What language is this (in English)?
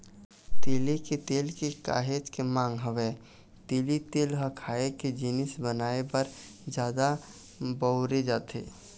Chhattisgarhi